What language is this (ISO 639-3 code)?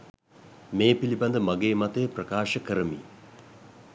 sin